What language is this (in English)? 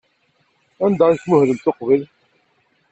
Kabyle